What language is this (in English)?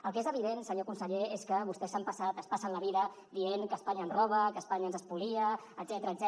Catalan